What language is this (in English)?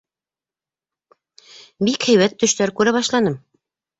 Bashkir